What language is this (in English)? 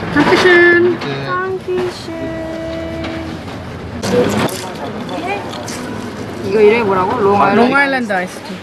Korean